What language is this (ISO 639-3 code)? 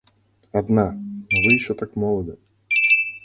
rus